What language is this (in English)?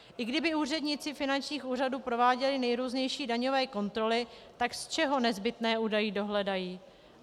Czech